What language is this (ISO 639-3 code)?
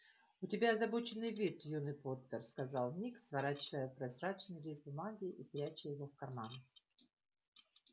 rus